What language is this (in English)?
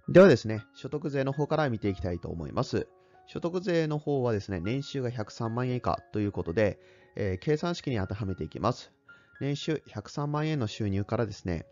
Japanese